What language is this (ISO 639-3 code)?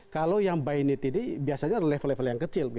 ind